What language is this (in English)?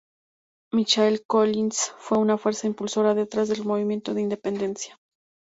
Spanish